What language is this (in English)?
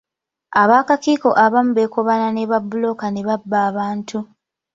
Ganda